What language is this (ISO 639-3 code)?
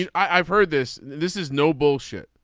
eng